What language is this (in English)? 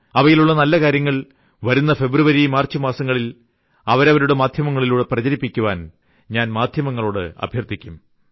Malayalam